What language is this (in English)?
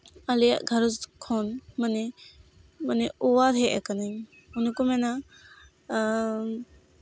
Santali